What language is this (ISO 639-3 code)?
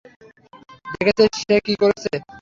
ben